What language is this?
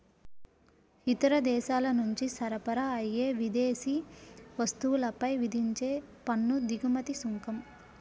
Telugu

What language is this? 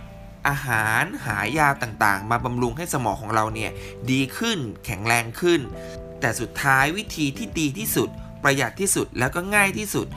Thai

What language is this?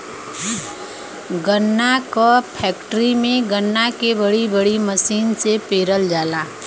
Bhojpuri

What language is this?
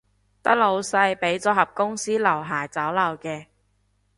Cantonese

